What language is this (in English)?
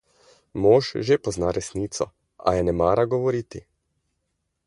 Slovenian